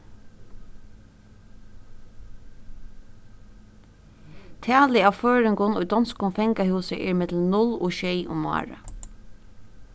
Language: Faroese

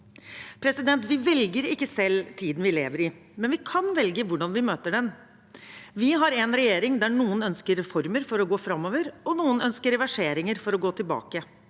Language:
Norwegian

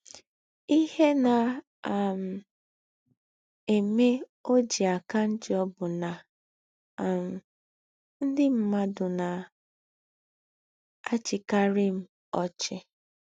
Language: Igbo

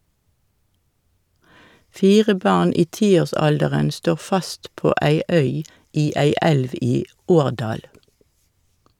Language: Norwegian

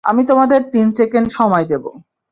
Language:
Bangla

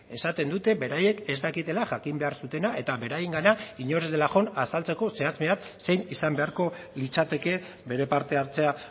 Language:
Basque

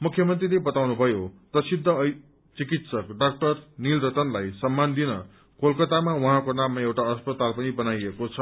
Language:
Nepali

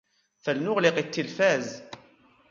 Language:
Arabic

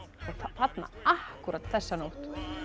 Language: Icelandic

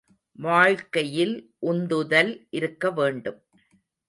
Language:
Tamil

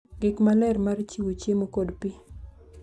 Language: Luo (Kenya and Tanzania)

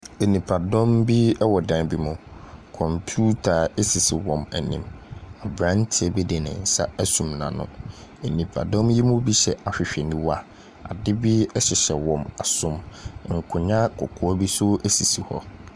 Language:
Akan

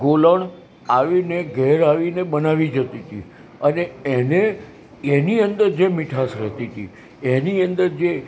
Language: Gujarati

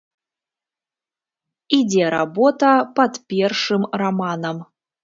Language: Belarusian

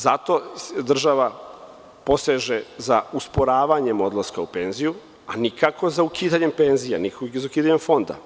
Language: Serbian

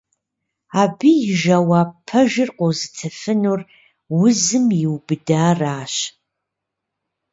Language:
Kabardian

